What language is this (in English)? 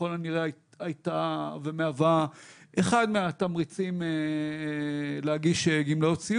Hebrew